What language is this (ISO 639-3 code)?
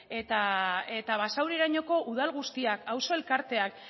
eus